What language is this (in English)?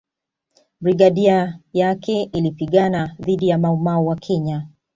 Swahili